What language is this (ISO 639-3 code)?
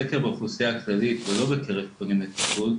heb